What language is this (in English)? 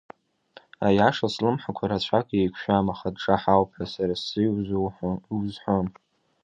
Abkhazian